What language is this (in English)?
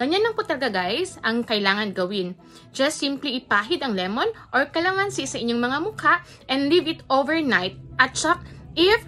Filipino